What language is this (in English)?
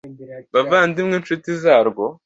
Kinyarwanda